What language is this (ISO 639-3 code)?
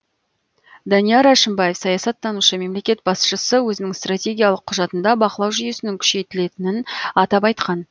kaz